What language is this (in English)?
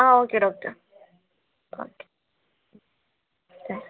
Malayalam